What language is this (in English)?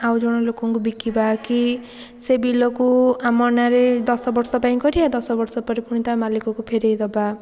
Odia